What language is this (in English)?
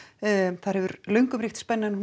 Icelandic